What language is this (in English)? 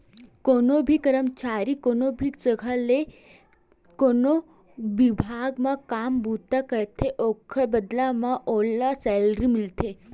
Chhattisgarhi